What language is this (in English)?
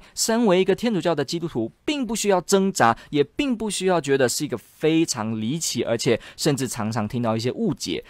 Chinese